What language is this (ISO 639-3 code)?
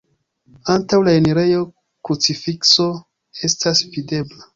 epo